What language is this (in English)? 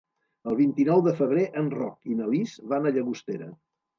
Catalan